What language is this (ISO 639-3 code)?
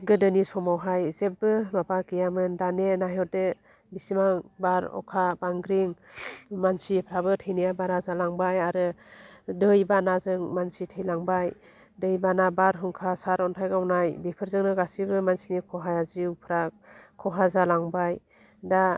brx